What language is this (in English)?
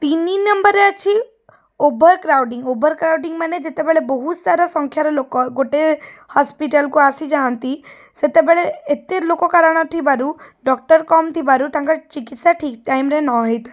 Odia